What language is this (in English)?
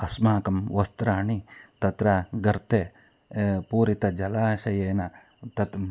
Sanskrit